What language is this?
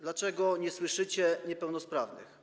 Polish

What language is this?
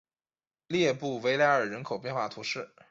Chinese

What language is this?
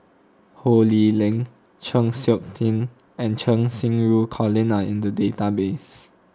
English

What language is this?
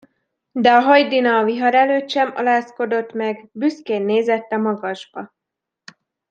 Hungarian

